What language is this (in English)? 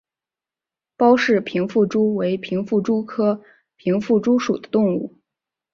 Chinese